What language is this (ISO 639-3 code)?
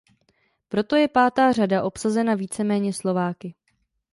ces